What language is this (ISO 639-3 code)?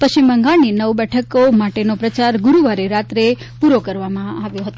guj